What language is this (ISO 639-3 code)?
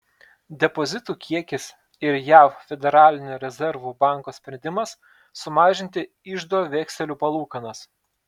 lit